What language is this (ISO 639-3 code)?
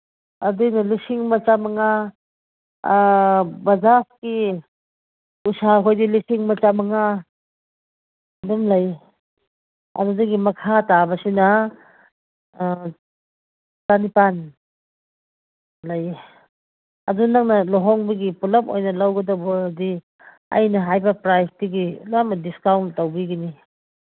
mni